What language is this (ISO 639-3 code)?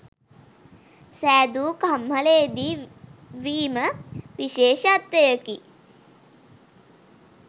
sin